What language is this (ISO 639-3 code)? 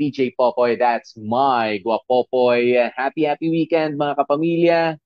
fil